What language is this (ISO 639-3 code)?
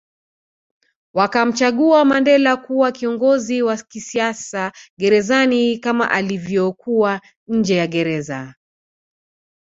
swa